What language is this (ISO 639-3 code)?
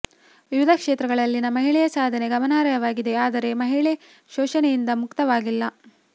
kan